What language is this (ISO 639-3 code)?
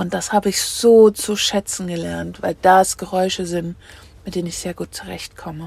deu